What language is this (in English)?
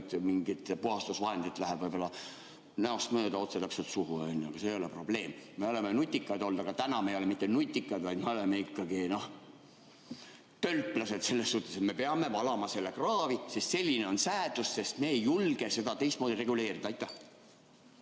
Estonian